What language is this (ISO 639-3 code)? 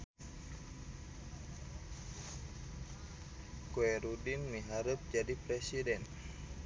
sun